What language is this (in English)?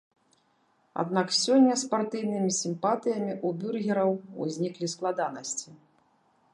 Belarusian